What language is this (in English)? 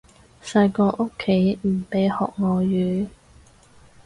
Cantonese